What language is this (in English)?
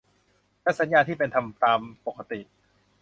Thai